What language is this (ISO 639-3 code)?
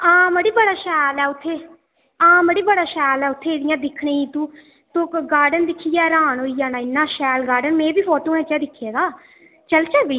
doi